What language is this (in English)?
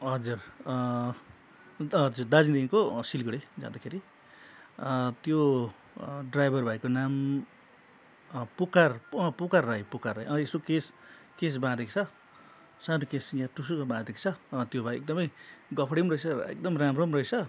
Nepali